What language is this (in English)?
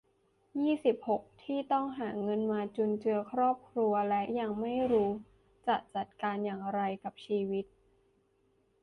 Thai